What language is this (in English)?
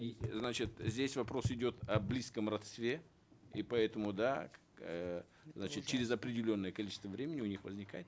Kazakh